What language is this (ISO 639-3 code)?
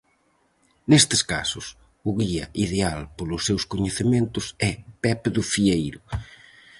glg